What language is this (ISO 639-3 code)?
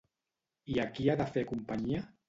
cat